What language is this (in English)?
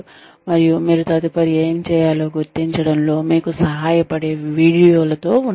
Telugu